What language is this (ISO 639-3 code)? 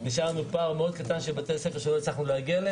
heb